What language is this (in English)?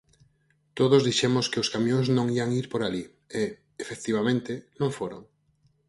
Galician